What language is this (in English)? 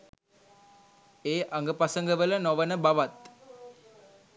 Sinhala